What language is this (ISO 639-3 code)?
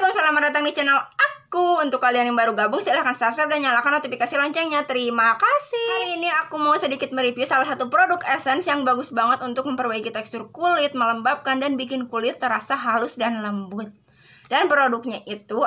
ind